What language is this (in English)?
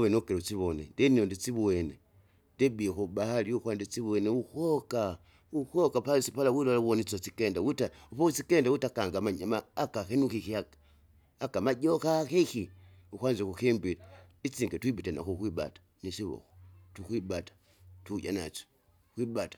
Kinga